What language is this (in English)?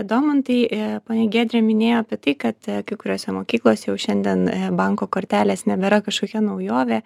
Lithuanian